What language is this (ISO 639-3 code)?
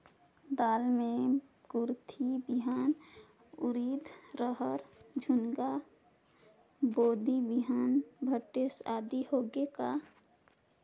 hne